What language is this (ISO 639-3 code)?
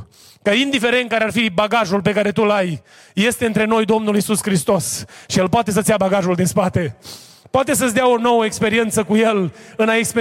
ron